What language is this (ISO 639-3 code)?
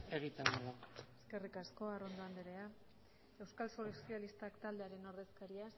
eus